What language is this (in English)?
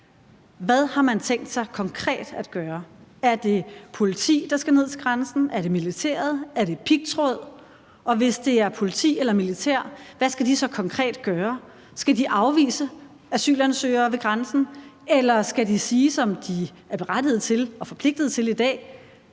Danish